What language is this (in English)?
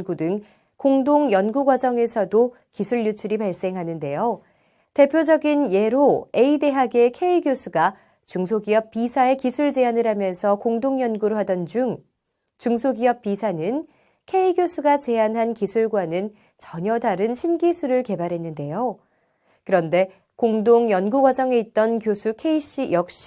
Korean